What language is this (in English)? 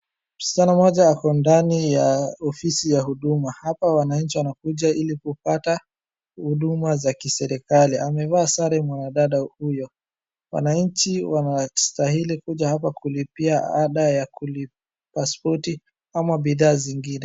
Swahili